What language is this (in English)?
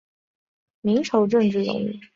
Chinese